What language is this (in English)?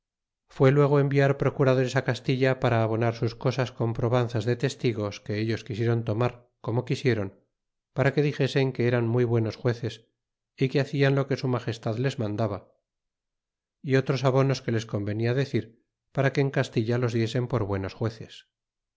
Spanish